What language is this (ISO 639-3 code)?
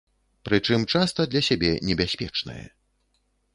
bel